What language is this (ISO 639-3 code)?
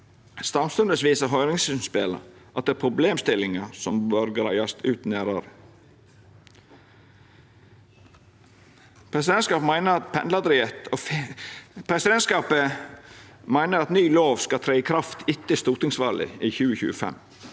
nor